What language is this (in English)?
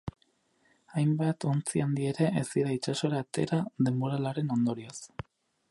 Basque